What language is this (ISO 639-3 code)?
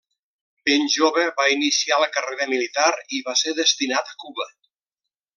cat